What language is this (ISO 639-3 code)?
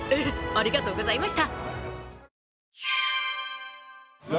jpn